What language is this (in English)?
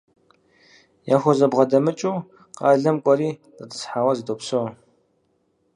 Kabardian